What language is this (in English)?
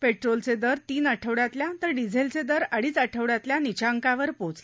Marathi